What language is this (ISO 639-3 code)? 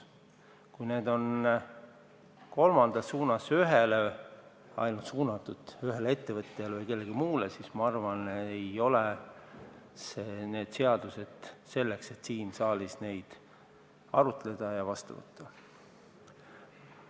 est